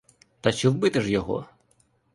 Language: Ukrainian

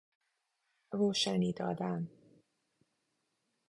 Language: Persian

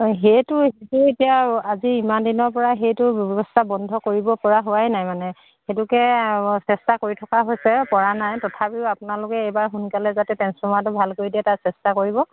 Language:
Assamese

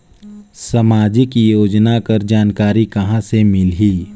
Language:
Chhattisgarhi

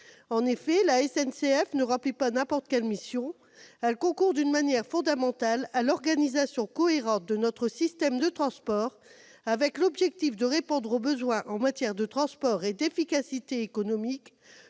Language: French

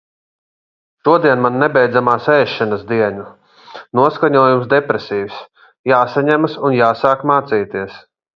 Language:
Latvian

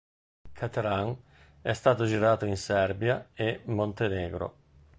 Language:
Italian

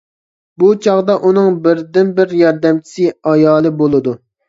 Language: Uyghur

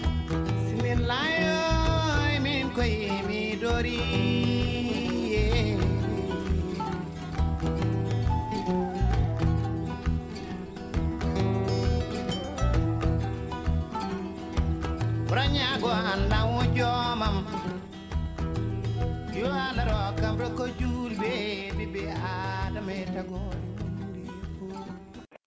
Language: Fula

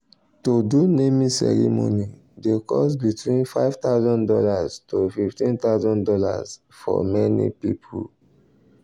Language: Nigerian Pidgin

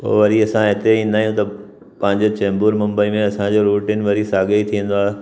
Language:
Sindhi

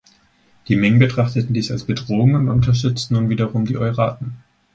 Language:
German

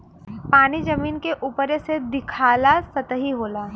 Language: Bhojpuri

